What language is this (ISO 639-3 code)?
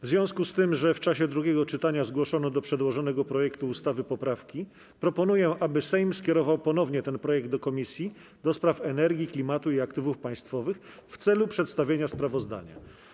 pol